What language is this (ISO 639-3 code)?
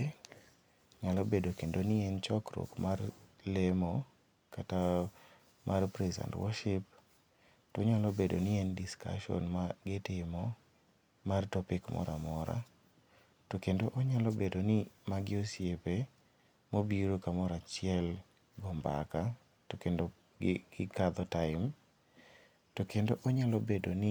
luo